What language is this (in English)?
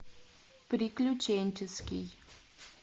Russian